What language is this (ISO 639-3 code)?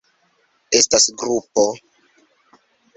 epo